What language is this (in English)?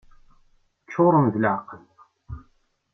Kabyle